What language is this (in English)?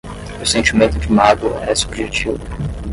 Portuguese